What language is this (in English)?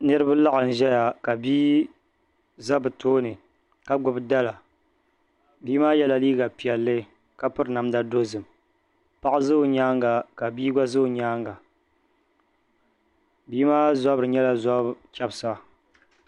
Dagbani